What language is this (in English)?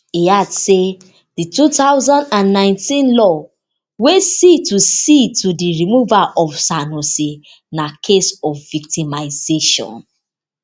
Nigerian Pidgin